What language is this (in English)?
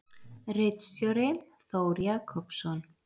Icelandic